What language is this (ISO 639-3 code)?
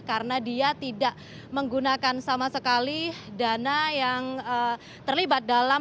ind